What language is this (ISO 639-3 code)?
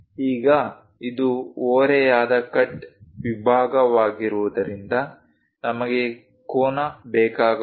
kan